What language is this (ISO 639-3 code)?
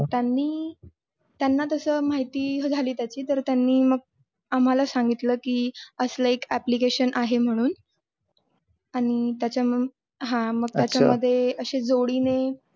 mar